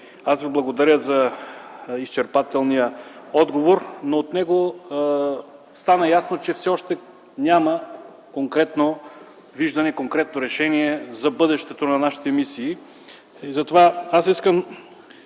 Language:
Bulgarian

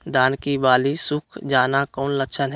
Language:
Magahi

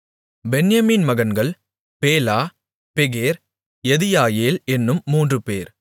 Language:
Tamil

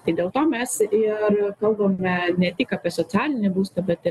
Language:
Lithuanian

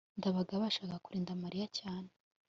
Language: Kinyarwanda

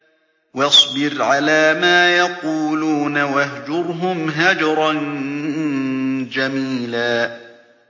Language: Arabic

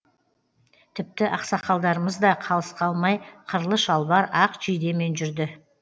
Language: Kazakh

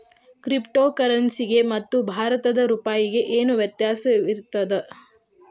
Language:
Kannada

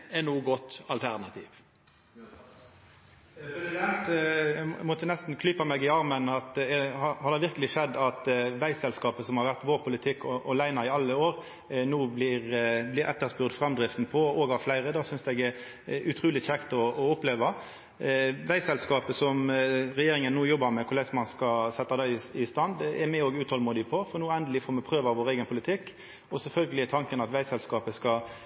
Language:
Norwegian Nynorsk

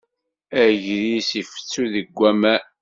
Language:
Kabyle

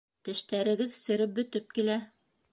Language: Bashkir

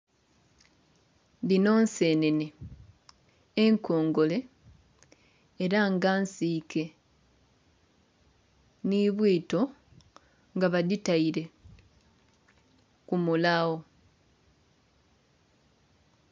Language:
Soga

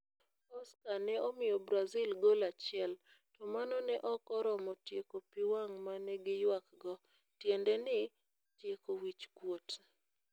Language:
Luo (Kenya and Tanzania)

